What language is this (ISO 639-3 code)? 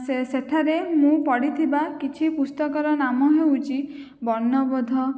ori